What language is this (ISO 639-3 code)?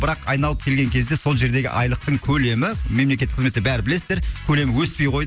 kaz